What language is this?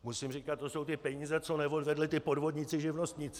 Czech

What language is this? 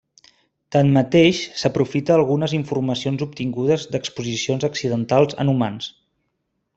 Catalan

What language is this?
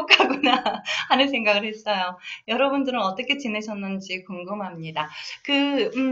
Korean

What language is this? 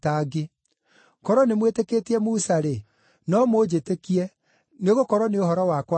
Kikuyu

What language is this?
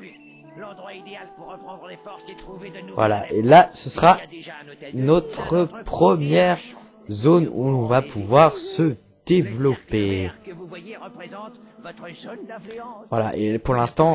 French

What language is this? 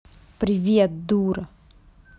Russian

